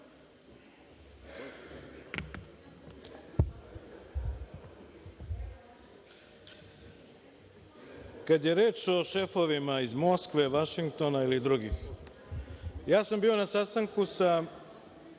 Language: Serbian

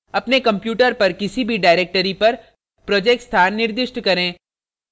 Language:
Hindi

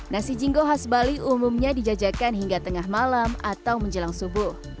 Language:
Indonesian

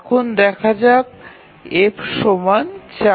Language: Bangla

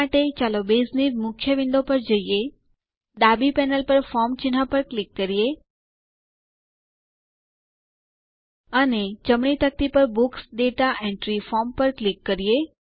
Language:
Gujarati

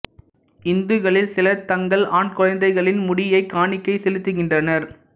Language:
Tamil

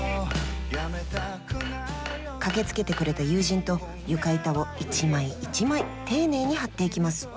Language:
Japanese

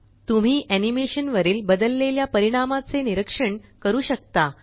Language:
Marathi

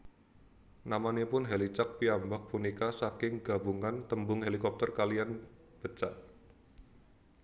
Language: Javanese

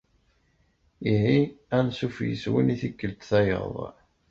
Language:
Kabyle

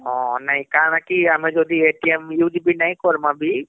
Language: Odia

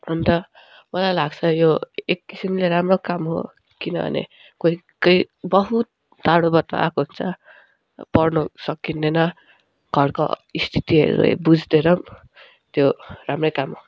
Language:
Nepali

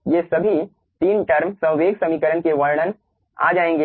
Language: Hindi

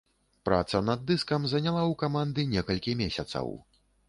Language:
Belarusian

